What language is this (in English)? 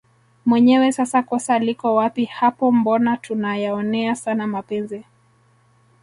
Swahili